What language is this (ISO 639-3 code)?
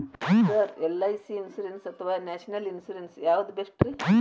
kan